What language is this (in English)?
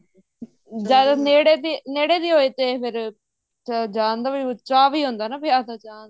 Punjabi